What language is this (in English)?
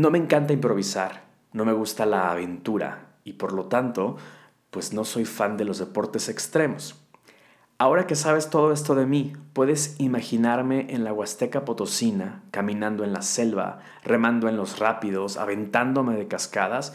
Spanish